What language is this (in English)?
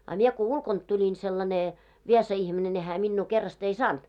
Finnish